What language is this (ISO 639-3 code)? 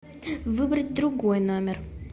rus